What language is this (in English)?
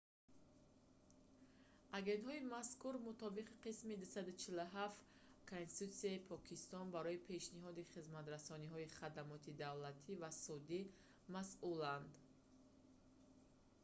Tajik